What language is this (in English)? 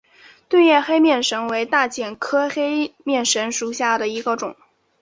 Chinese